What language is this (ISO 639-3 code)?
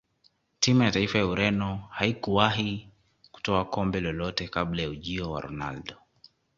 swa